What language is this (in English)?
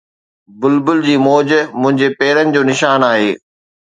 Sindhi